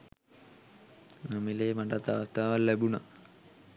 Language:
Sinhala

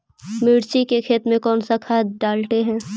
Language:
Magahi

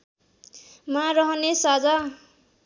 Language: Nepali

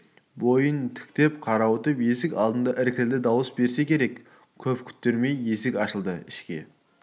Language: Kazakh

